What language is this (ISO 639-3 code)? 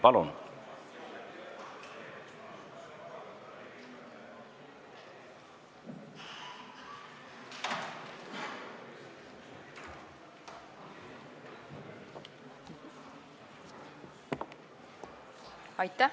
est